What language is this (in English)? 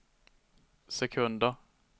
Swedish